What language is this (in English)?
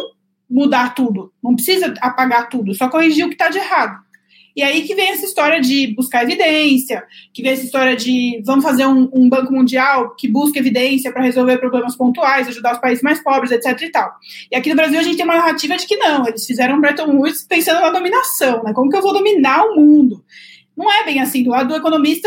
Portuguese